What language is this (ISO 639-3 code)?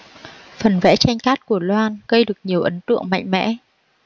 vie